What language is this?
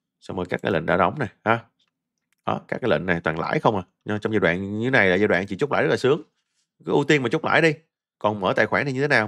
Vietnamese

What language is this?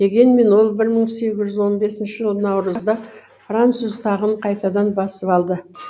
Kazakh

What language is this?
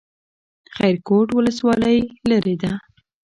Pashto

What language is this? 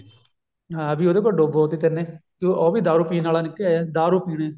Punjabi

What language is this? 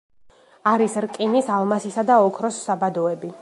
Georgian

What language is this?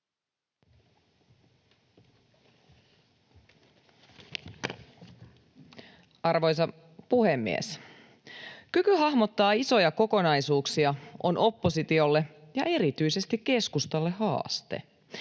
Finnish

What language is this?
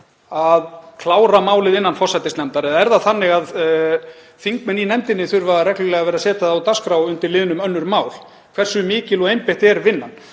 Icelandic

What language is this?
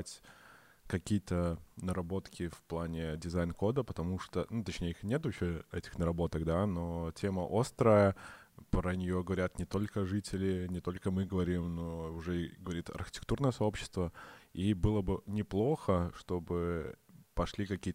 Russian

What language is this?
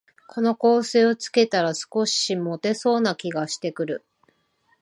Japanese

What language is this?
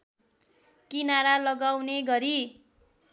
Nepali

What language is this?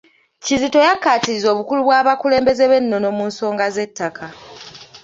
Ganda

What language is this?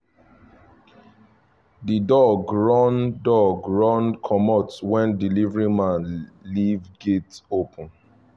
Nigerian Pidgin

